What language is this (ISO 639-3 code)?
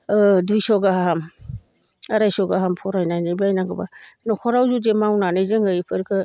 brx